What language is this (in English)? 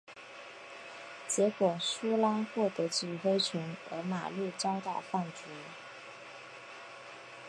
Chinese